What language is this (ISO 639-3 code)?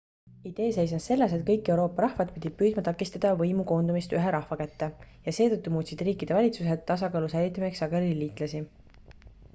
est